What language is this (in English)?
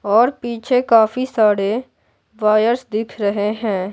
Hindi